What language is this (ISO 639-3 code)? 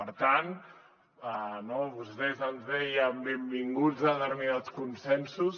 cat